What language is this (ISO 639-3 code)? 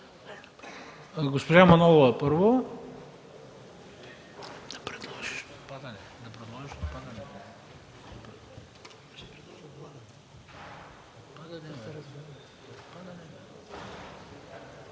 bul